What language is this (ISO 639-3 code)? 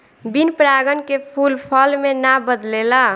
bho